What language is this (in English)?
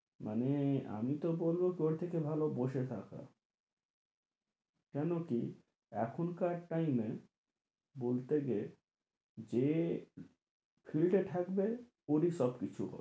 Bangla